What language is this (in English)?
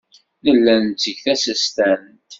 Kabyle